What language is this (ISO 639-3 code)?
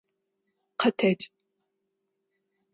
ady